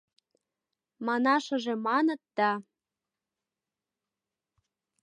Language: Mari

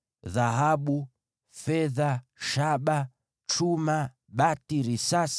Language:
Swahili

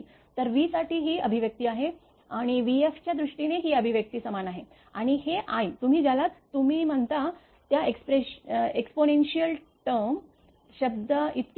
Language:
Marathi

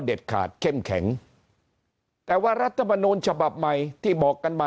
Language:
Thai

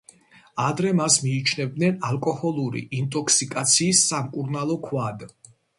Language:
Georgian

